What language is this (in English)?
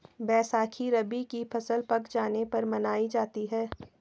Hindi